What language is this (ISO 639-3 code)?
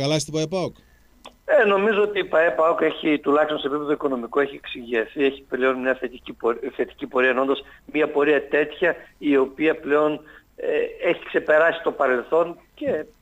ell